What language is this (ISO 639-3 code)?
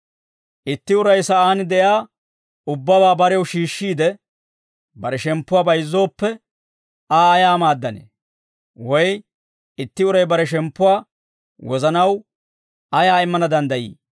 dwr